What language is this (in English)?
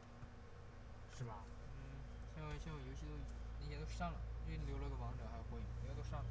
Chinese